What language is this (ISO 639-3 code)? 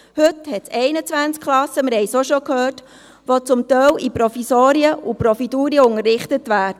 gsw